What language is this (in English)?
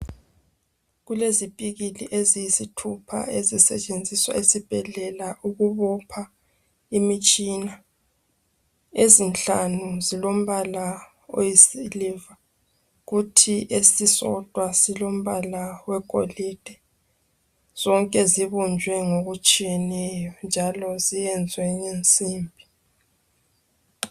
North Ndebele